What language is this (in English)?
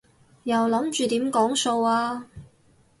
Cantonese